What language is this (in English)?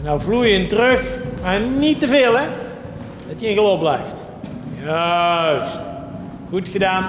Dutch